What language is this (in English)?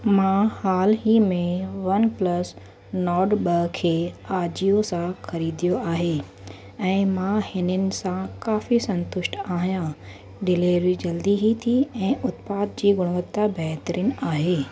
Sindhi